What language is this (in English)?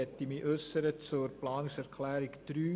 Swiss German